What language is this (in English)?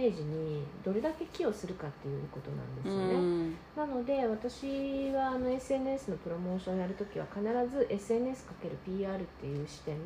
Japanese